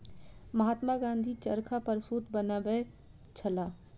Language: Maithili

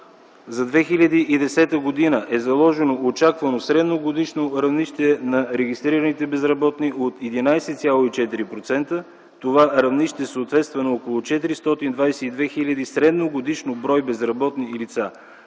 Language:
Bulgarian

